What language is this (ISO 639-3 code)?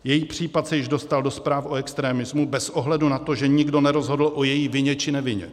ces